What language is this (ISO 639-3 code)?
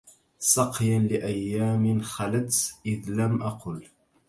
ara